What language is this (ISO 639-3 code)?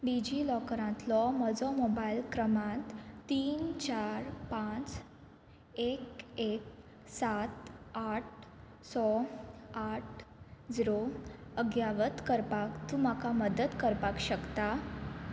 kok